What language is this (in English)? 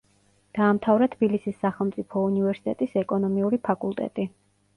Georgian